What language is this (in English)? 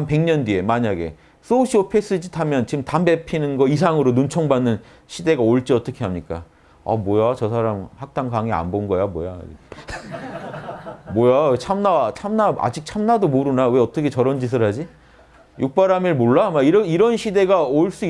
Korean